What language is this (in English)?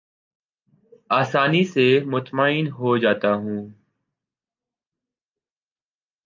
Urdu